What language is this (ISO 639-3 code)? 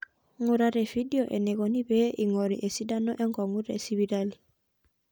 mas